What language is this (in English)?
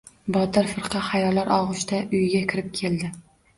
Uzbek